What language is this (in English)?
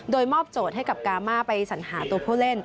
Thai